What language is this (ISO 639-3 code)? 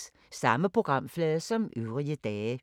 dan